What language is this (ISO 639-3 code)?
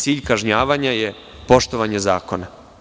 srp